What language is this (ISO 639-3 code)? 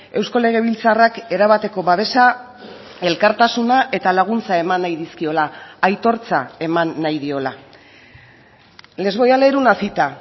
eus